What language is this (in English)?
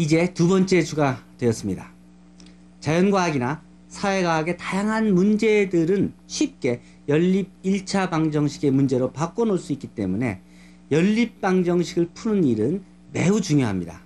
Korean